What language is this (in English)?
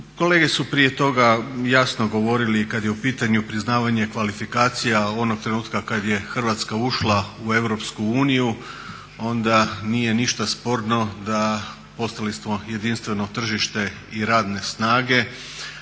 Croatian